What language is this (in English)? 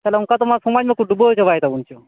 Santali